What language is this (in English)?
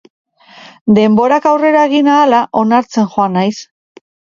Basque